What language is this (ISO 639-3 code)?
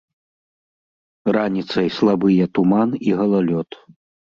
bel